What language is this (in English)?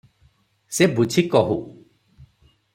Odia